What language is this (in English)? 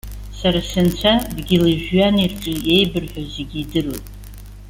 Abkhazian